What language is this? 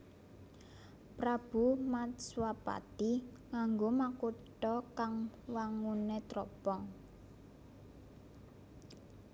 Javanese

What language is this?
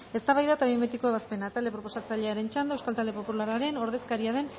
Basque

